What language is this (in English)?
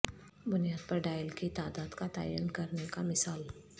Urdu